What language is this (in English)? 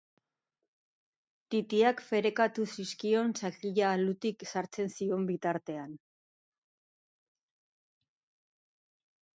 Basque